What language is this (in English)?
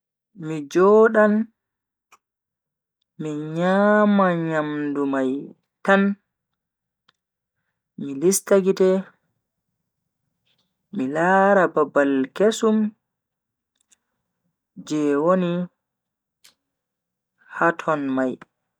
Bagirmi Fulfulde